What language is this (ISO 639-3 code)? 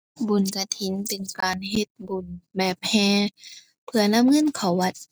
tha